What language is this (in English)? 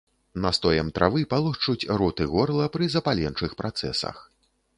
Belarusian